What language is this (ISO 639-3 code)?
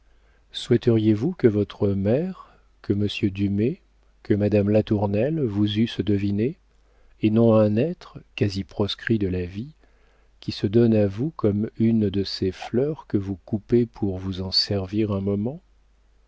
fra